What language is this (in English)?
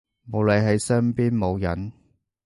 Cantonese